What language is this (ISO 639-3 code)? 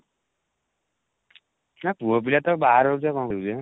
ori